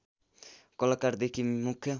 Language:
Nepali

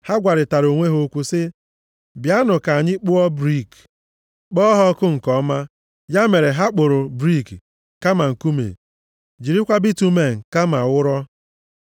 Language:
Igbo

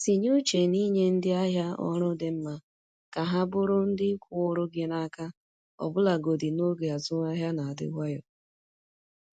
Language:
Igbo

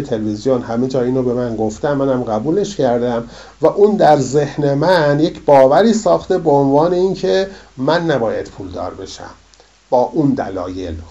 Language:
Persian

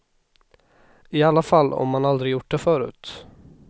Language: Swedish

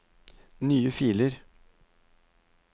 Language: Norwegian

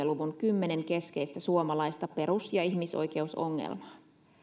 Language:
Finnish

